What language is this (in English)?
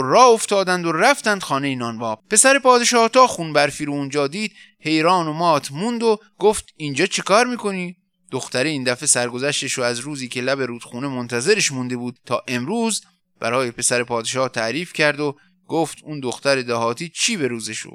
Persian